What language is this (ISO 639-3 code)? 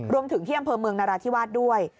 tha